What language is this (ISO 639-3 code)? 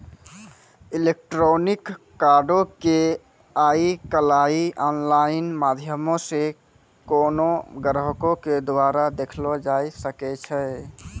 mai